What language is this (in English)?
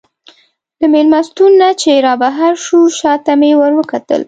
Pashto